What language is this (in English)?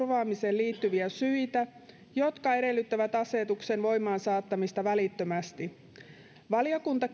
Finnish